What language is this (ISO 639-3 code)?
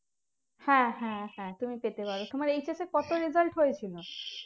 ben